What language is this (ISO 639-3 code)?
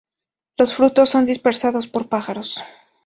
spa